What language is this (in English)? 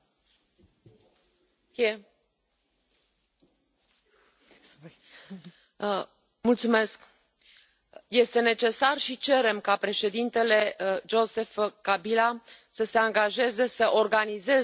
Romanian